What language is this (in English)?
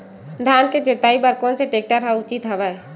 Chhattisgarhi